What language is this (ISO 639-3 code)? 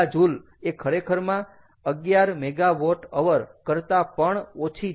guj